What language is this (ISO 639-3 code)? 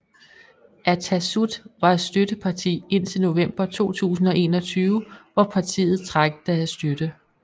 dan